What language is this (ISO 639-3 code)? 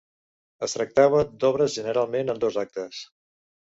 cat